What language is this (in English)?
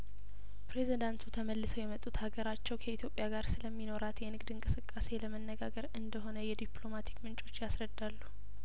Amharic